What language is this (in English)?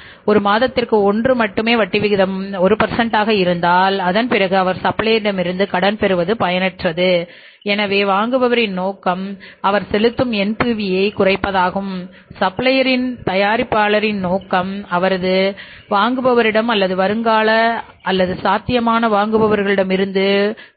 Tamil